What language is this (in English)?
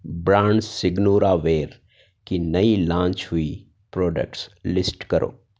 Urdu